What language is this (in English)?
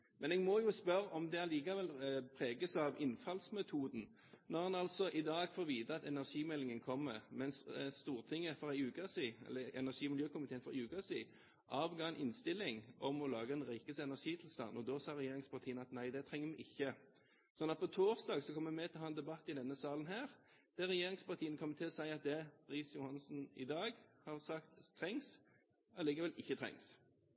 Norwegian Bokmål